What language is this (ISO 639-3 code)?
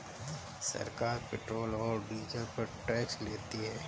hin